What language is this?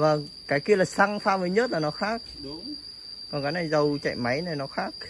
Vietnamese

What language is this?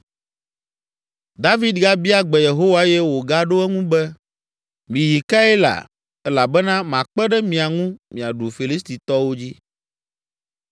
Ewe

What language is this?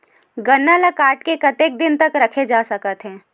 Chhattisgarhi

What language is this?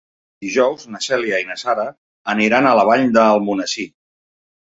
Catalan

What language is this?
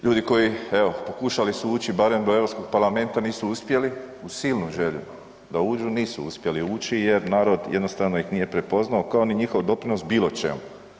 Croatian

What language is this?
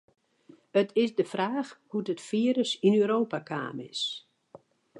Western Frisian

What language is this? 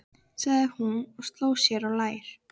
Icelandic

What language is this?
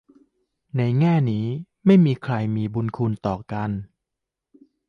Thai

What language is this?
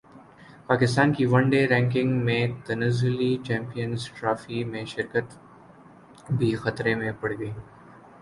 Urdu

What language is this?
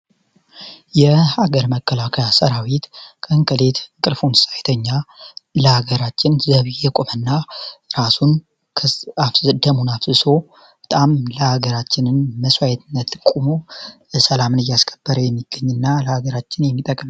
Amharic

